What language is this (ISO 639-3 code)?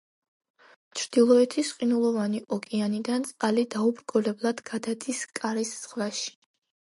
kat